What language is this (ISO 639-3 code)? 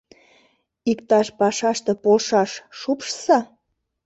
chm